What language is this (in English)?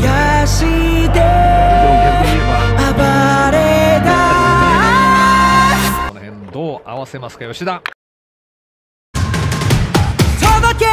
Korean